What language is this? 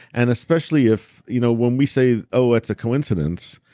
English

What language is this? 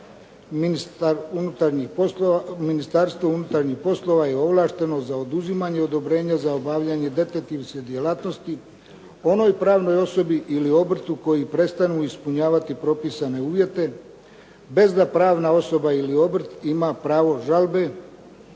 Croatian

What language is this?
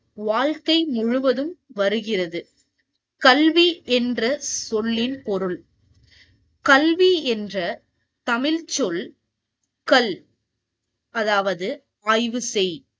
Tamil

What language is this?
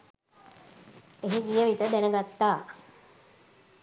Sinhala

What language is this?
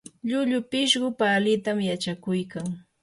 Yanahuanca Pasco Quechua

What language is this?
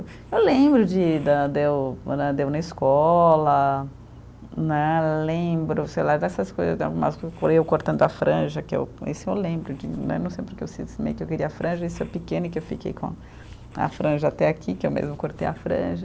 Portuguese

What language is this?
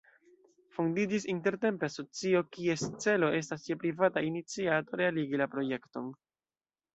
Esperanto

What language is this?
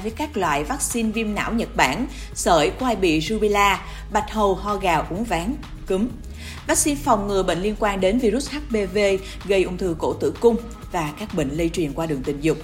Vietnamese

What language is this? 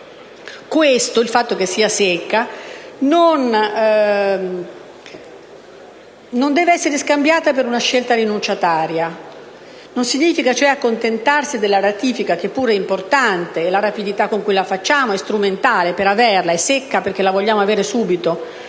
Italian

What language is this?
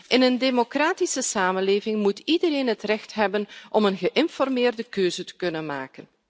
Dutch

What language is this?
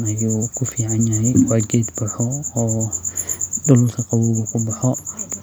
Somali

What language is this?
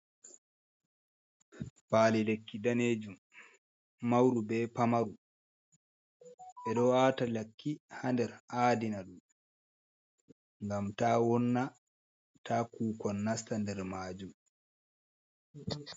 Fula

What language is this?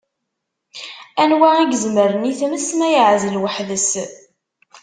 Kabyle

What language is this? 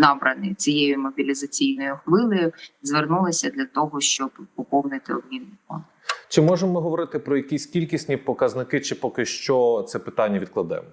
Ukrainian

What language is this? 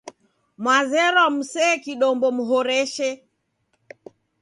Taita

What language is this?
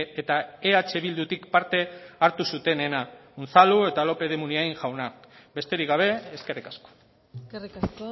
Basque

